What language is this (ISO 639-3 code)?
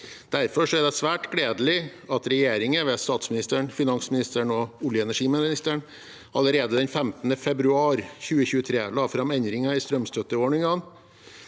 nor